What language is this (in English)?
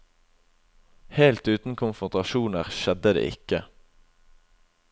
Norwegian